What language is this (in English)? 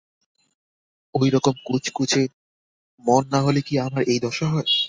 Bangla